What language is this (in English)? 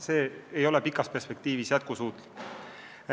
Estonian